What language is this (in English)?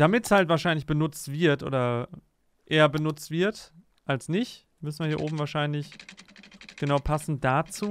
German